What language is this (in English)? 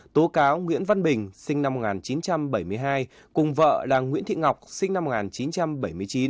Vietnamese